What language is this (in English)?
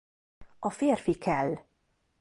Hungarian